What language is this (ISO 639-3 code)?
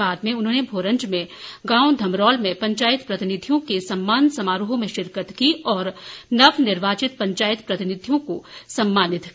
hin